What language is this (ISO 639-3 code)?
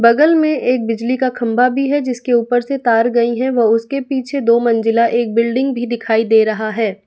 hin